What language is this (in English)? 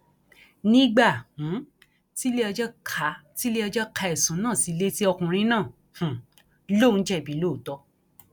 Yoruba